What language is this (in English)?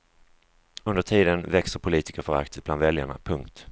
Swedish